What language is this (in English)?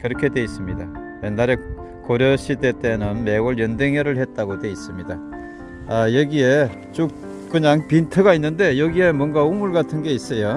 Korean